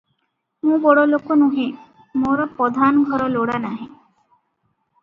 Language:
Odia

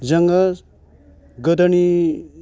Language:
Bodo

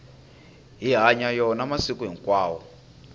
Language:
Tsonga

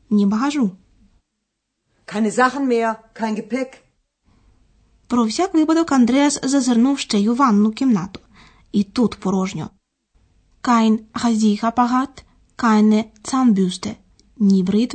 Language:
Ukrainian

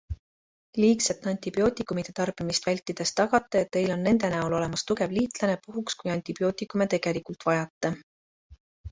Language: Estonian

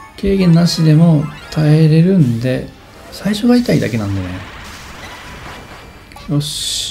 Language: Japanese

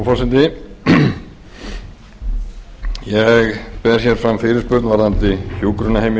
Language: Icelandic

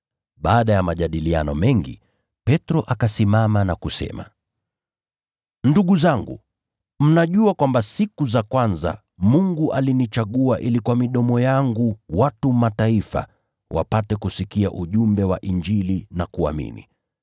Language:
Swahili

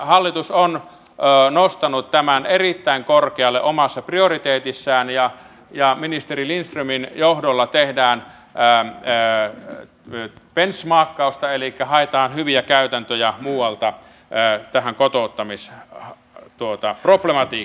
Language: Finnish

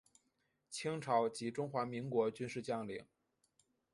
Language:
Chinese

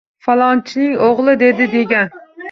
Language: Uzbek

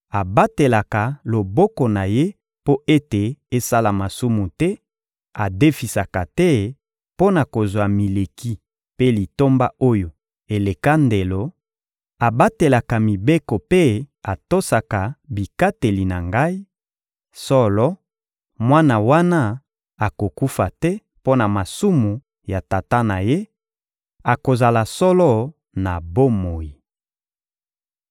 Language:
Lingala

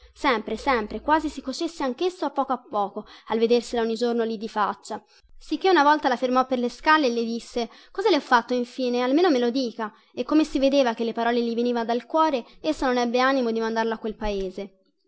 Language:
Italian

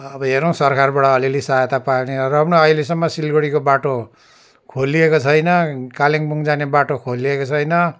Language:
Nepali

